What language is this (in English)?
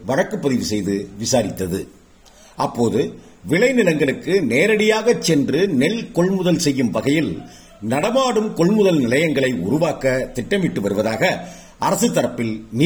Tamil